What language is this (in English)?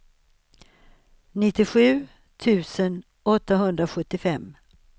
Swedish